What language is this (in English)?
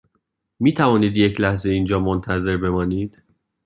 Persian